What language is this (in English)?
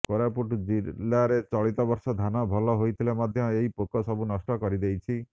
Odia